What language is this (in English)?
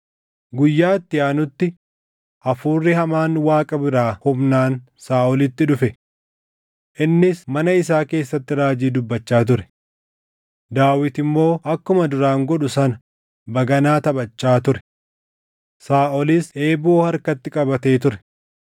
Oromo